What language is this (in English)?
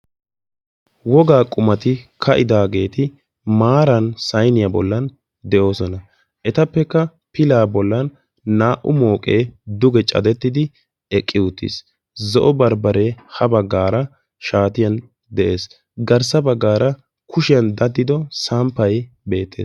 Wolaytta